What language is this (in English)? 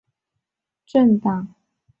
Chinese